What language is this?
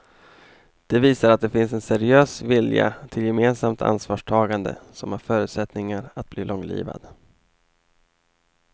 Swedish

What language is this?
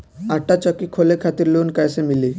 Bhojpuri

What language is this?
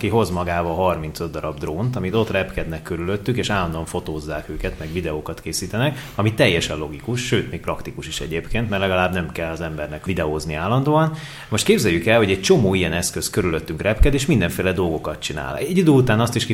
Hungarian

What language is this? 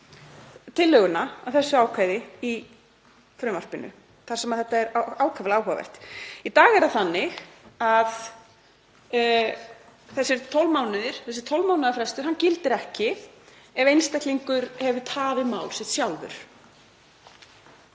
Icelandic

